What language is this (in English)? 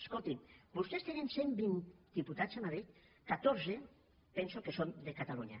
Catalan